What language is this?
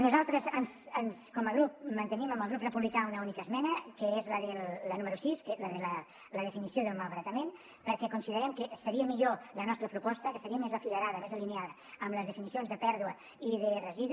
Catalan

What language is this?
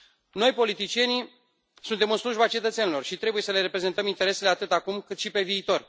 Romanian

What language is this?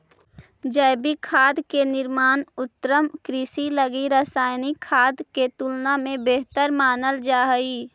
Magahi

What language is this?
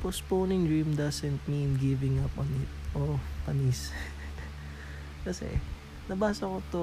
Filipino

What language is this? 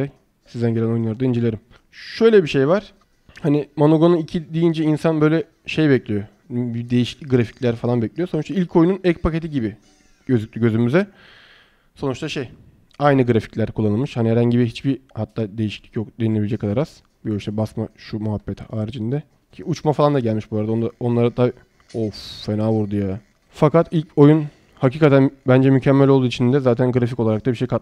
Turkish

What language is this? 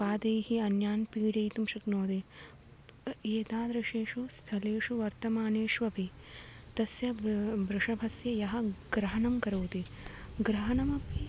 Sanskrit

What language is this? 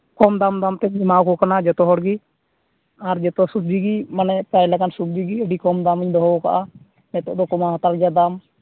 Santali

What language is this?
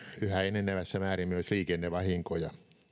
Finnish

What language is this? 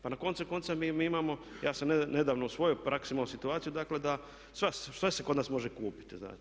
Croatian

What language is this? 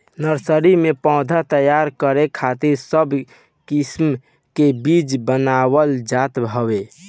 Bhojpuri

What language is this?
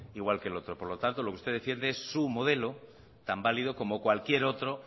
Spanish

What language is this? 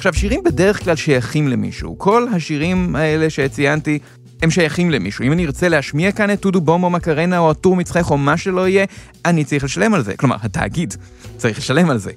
Hebrew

